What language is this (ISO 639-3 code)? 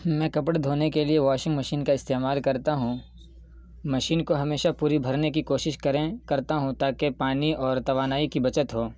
urd